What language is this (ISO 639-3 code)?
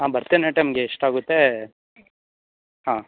kan